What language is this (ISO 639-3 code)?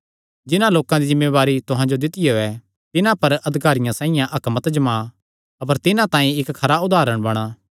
xnr